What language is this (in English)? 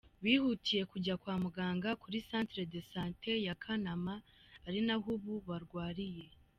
Kinyarwanda